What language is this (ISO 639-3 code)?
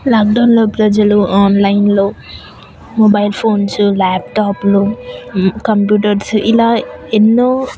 tel